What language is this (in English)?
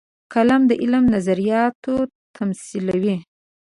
Pashto